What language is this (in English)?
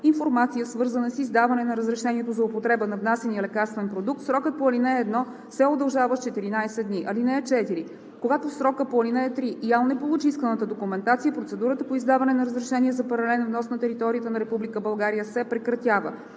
Bulgarian